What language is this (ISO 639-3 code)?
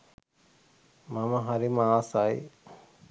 sin